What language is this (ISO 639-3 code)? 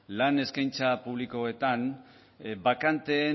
eus